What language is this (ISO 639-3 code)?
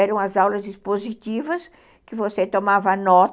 por